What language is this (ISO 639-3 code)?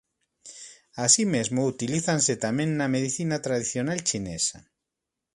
glg